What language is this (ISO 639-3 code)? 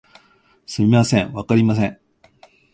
jpn